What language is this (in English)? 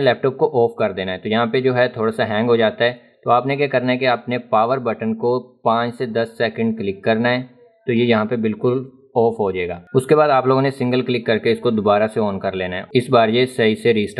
Hindi